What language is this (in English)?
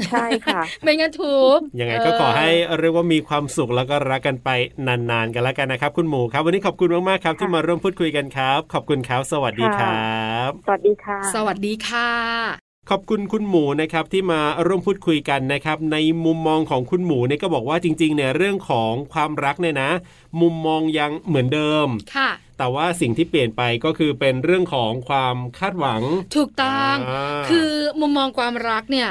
Thai